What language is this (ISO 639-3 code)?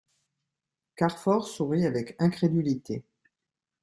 fra